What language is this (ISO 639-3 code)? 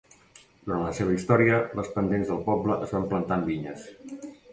cat